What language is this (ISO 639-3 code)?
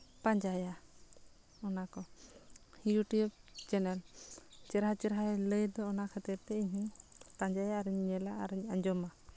sat